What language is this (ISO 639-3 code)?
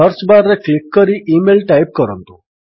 ori